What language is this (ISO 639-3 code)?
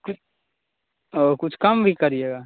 hin